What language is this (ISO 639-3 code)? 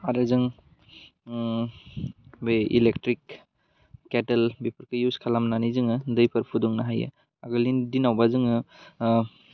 brx